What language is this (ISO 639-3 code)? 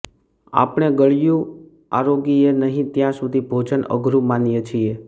guj